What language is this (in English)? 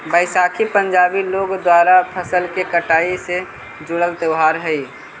Magahi